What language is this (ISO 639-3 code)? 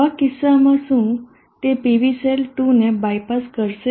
guj